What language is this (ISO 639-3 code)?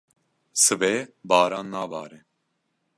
kur